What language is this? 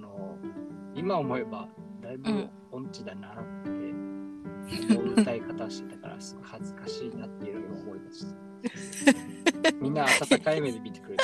Japanese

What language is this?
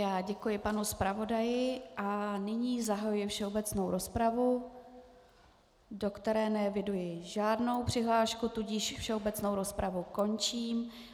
Czech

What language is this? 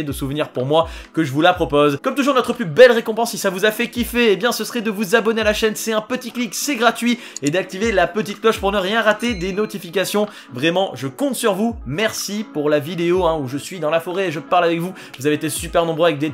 French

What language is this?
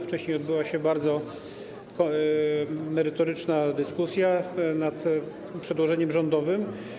Polish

